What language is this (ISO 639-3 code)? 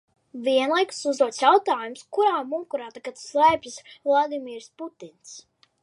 lav